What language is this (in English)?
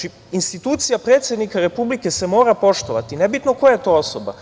Serbian